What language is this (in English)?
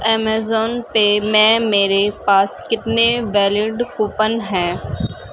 Urdu